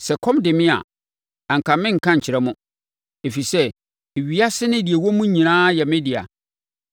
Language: Akan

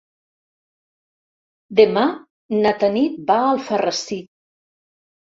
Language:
Catalan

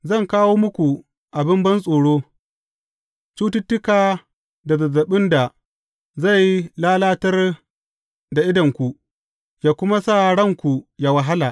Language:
Hausa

